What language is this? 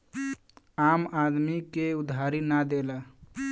Bhojpuri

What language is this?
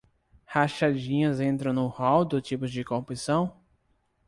Portuguese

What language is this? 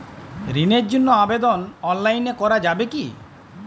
Bangla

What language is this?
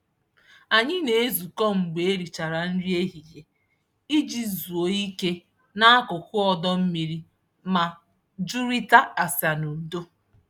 Igbo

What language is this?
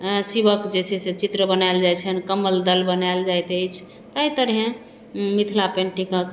Maithili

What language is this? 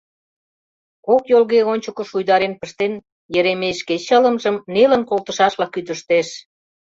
Mari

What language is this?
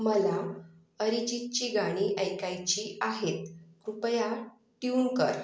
Marathi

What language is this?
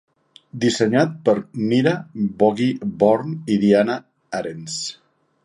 Catalan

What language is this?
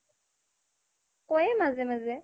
Assamese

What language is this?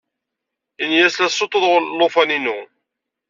Kabyle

